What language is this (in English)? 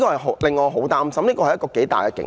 Cantonese